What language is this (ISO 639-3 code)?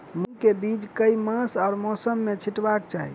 mai